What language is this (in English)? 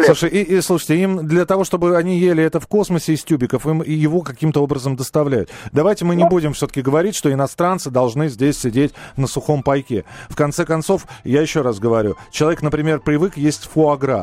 Russian